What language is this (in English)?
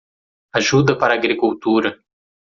Portuguese